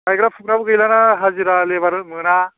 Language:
Bodo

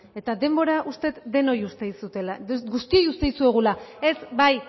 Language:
Basque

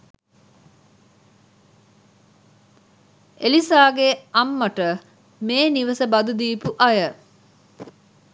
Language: Sinhala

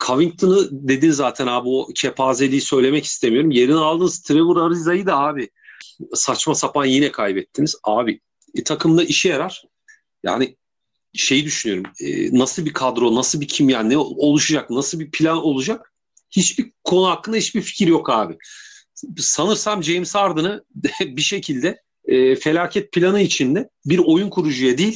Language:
Turkish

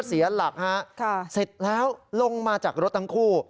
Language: Thai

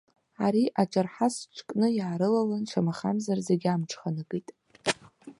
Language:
Abkhazian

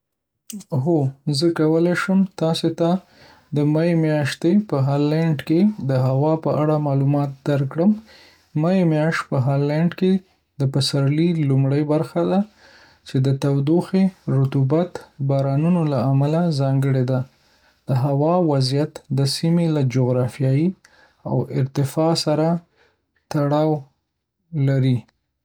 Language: Pashto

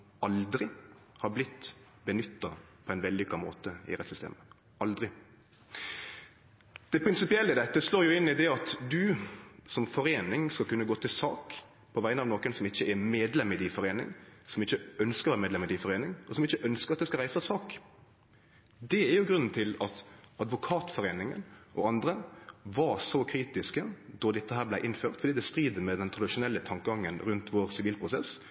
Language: Norwegian Nynorsk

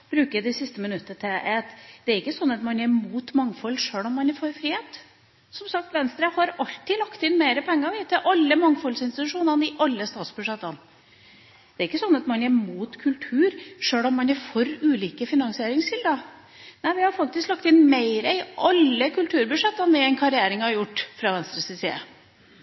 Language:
Norwegian Bokmål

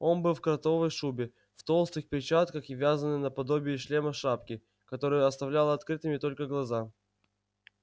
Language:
Russian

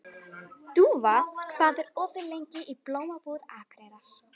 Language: Icelandic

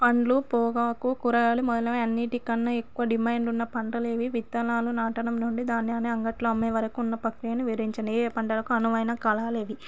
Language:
Telugu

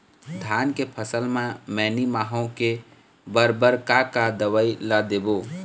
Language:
Chhattisgarhi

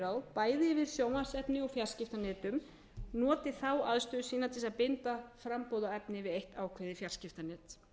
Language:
Icelandic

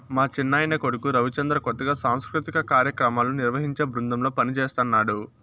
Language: Telugu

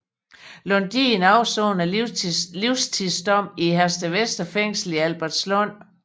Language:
Danish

